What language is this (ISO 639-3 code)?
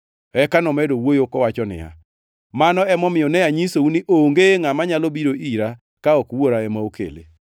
luo